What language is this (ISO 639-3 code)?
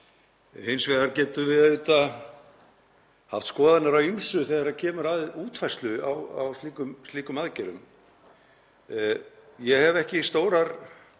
isl